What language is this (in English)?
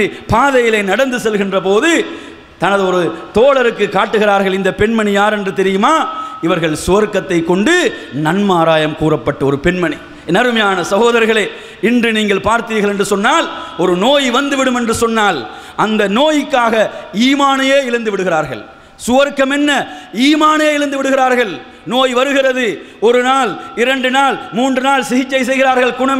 Indonesian